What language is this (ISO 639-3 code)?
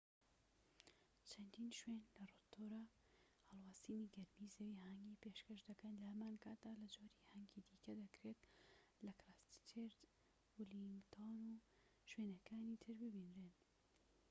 ckb